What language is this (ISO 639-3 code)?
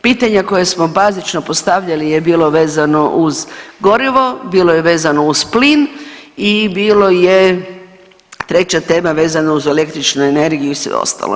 hrv